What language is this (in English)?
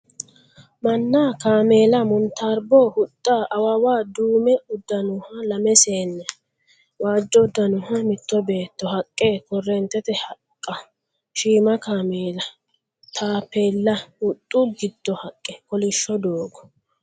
Sidamo